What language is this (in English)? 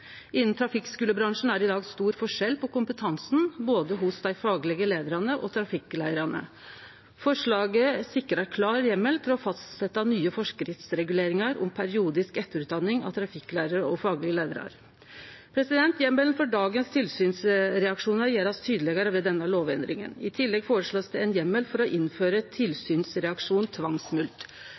Norwegian Nynorsk